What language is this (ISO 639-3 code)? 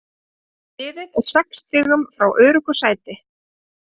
isl